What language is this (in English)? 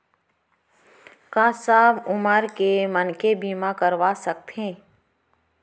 Chhattisgarhi